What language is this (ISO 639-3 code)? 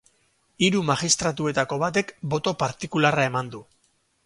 eus